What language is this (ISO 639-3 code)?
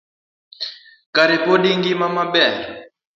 luo